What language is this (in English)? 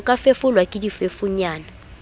Southern Sotho